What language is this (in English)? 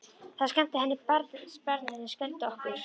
Icelandic